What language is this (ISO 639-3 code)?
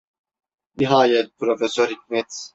tur